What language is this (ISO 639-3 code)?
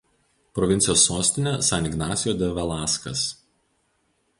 lit